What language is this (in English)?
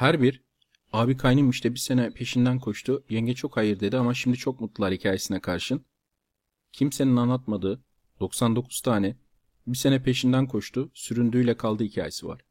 Turkish